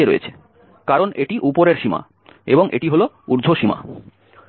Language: Bangla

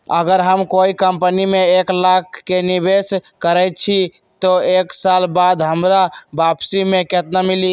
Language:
Magahi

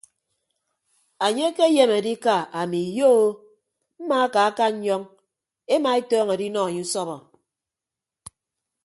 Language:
Ibibio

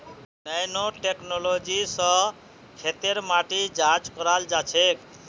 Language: Magahi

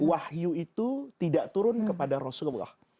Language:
Indonesian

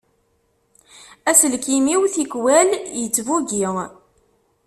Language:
Kabyle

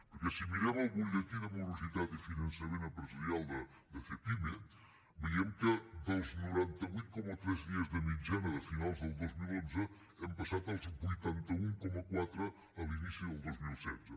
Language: Catalan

